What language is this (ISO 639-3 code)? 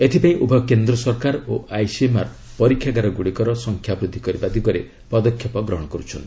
ori